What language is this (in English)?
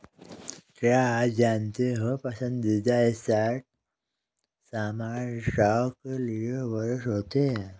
Hindi